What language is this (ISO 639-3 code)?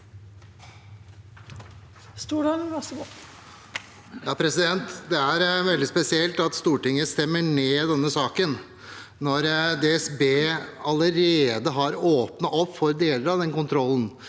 nor